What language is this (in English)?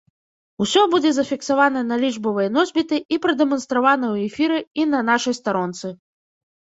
Belarusian